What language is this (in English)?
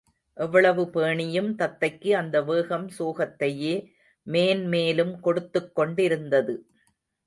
Tamil